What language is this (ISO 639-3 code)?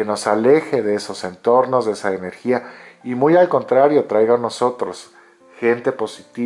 spa